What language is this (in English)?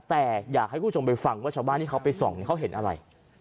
Thai